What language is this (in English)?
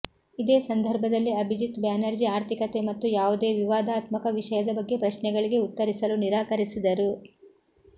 Kannada